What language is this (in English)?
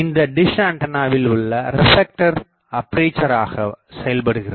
Tamil